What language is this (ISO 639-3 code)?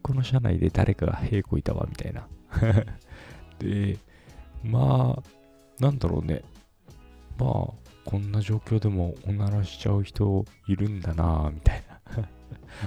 jpn